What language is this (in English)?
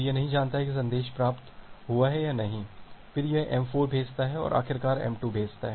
Hindi